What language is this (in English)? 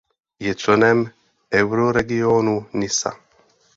Czech